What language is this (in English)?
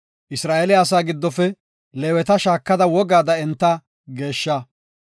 Gofa